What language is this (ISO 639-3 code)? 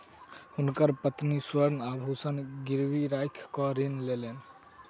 mai